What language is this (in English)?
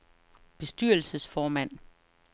Danish